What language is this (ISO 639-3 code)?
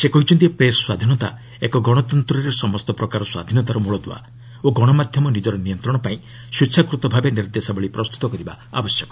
ori